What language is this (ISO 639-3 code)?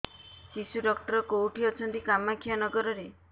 ori